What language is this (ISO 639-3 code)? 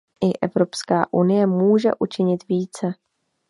ces